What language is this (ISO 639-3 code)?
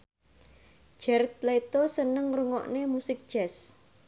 jav